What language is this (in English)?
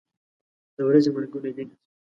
Pashto